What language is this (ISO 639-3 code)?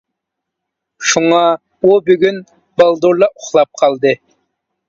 uig